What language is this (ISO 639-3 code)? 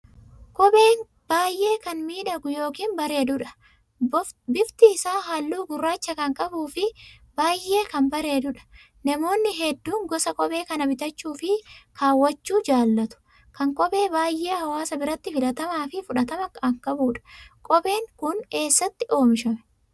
orm